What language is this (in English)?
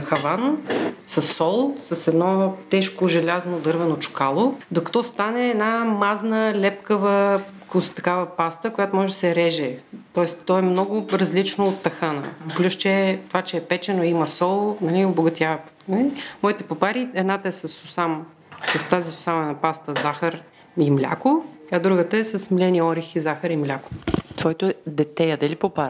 Bulgarian